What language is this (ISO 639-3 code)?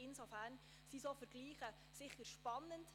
gsw